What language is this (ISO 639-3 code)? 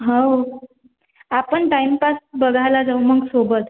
mar